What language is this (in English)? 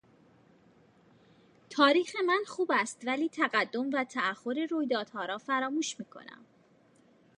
Persian